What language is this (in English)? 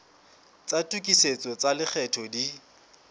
Southern Sotho